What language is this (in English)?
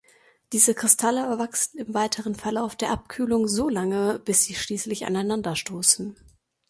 German